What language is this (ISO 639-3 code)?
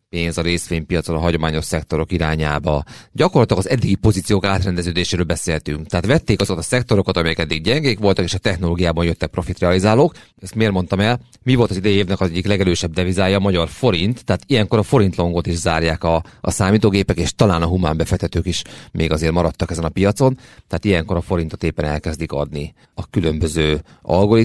hun